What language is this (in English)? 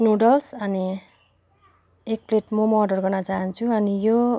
Nepali